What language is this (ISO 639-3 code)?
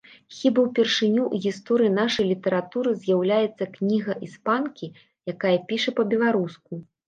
bel